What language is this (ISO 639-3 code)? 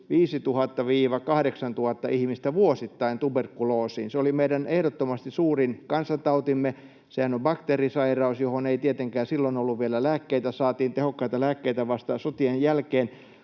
fin